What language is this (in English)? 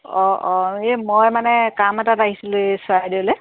Assamese